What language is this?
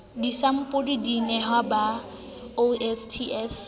Southern Sotho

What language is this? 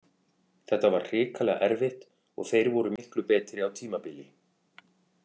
Icelandic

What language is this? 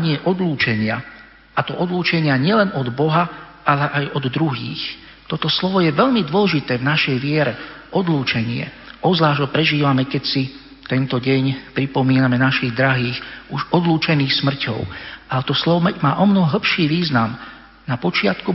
Slovak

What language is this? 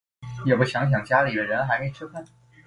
Chinese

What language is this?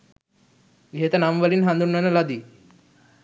Sinhala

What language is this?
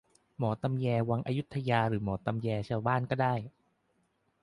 Thai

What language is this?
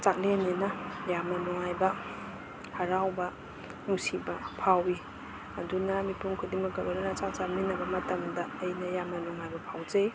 Manipuri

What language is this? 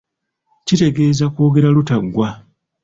Ganda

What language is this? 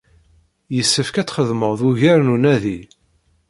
Kabyle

